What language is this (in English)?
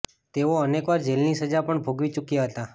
Gujarati